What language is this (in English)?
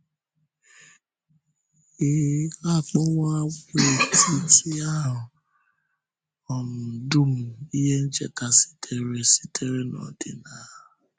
Igbo